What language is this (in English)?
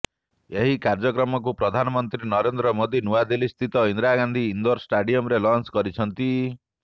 Odia